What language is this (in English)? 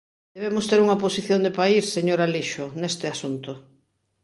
Galician